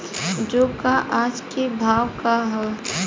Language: Bhojpuri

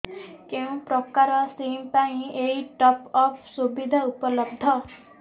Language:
Odia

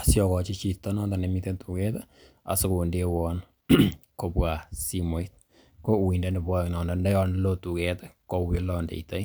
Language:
Kalenjin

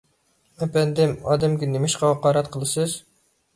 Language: Uyghur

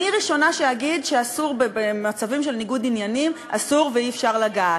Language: Hebrew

